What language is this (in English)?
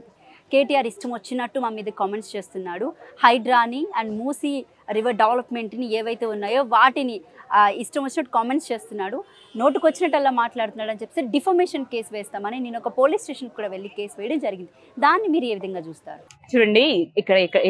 Telugu